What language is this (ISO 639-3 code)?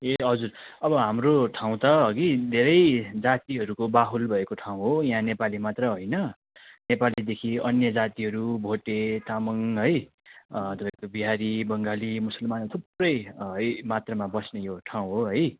nep